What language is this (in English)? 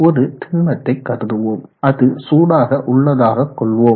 Tamil